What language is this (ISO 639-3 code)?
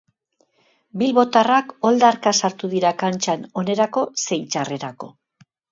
eus